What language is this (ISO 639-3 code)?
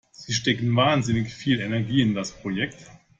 deu